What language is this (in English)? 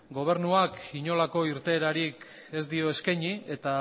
Basque